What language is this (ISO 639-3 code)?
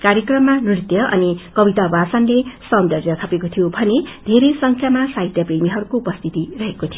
nep